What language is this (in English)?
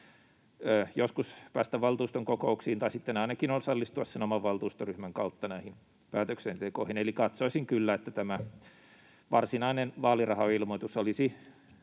Finnish